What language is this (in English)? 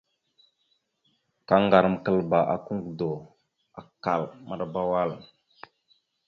Mada (Cameroon)